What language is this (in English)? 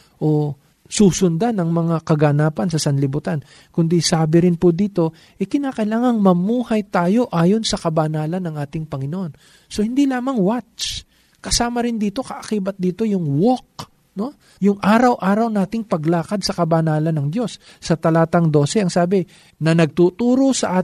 Filipino